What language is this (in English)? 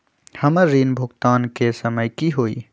Magahi